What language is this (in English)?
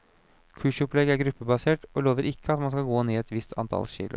Norwegian